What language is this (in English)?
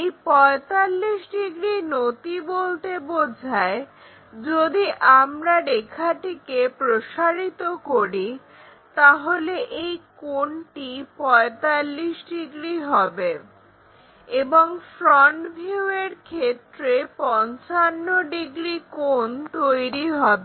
Bangla